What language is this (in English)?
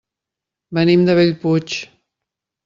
Catalan